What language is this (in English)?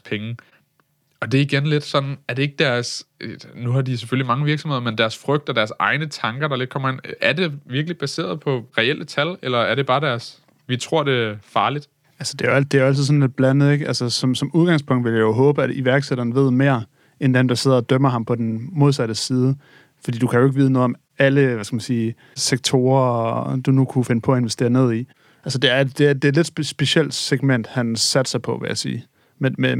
Danish